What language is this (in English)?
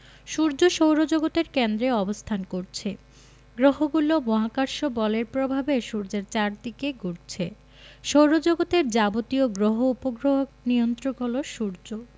Bangla